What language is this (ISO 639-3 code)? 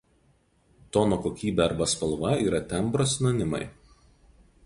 lit